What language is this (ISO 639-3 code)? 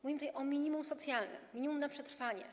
pol